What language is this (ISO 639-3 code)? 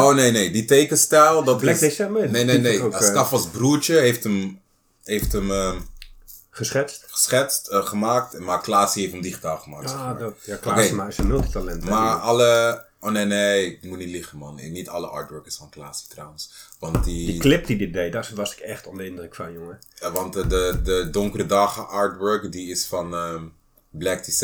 nld